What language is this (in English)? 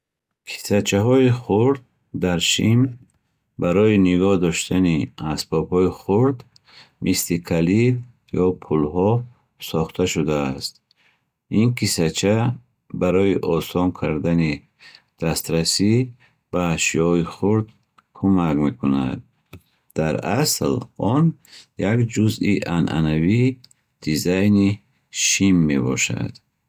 Bukharic